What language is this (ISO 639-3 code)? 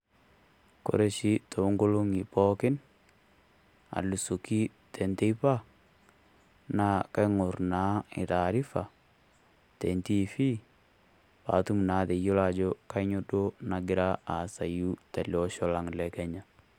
mas